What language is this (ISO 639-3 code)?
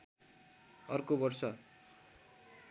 nep